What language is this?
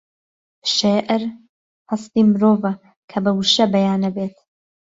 Central Kurdish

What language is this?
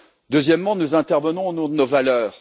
French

